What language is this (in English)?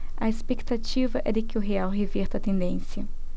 Portuguese